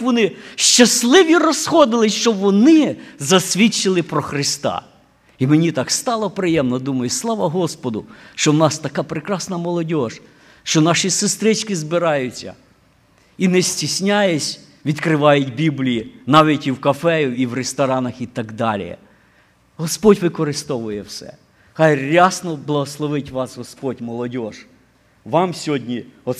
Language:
Ukrainian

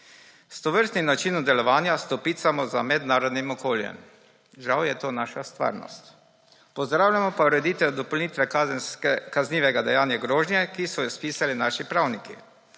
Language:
Slovenian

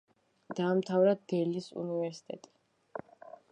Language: Georgian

